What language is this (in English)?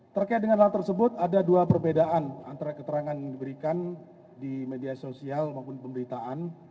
Indonesian